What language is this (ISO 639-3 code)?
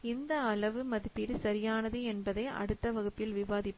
tam